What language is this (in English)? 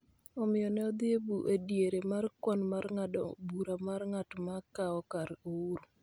Luo (Kenya and Tanzania)